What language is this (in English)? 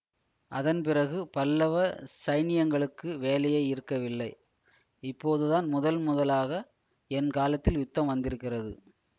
Tamil